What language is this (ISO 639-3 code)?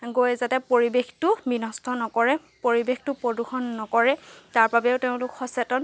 asm